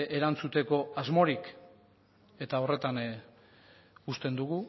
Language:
Basque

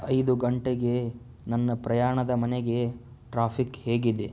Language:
Kannada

